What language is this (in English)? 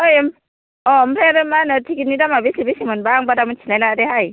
Bodo